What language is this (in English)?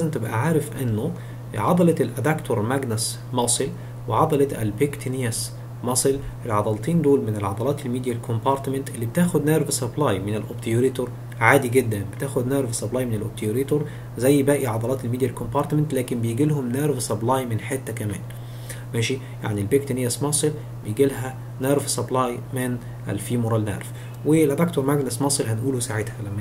Arabic